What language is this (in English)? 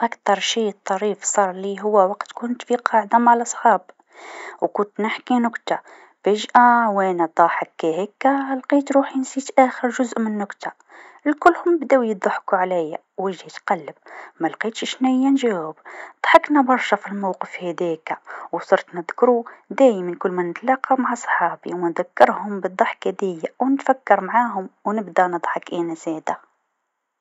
Tunisian Arabic